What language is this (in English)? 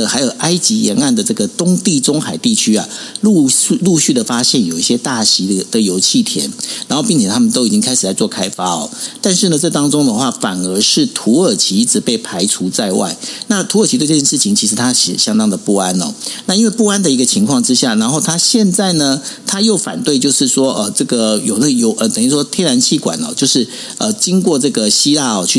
Chinese